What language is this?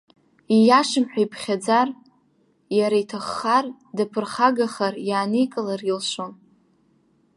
Abkhazian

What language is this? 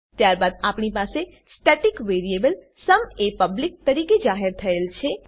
Gujarati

